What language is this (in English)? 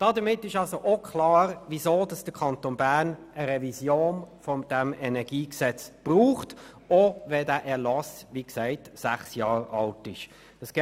Swiss German